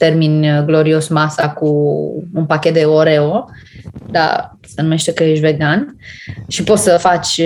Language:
Romanian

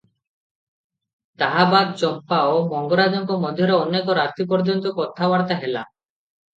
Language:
Odia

